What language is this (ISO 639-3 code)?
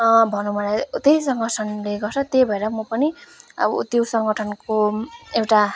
nep